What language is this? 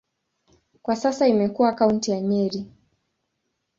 Swahili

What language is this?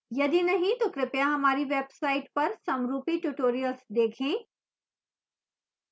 Hindi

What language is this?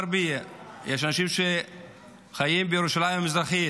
Hebrew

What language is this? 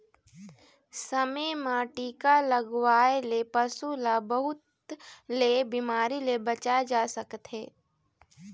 Chhattisgarhi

